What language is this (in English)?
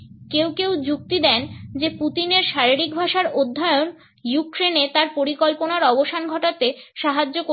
Bangla